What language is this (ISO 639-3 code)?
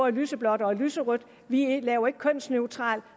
dan